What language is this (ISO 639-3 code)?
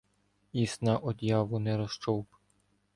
ukr